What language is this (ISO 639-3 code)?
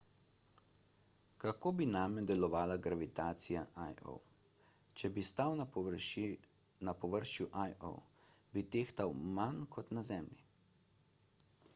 slv